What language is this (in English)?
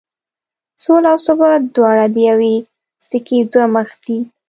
Pashto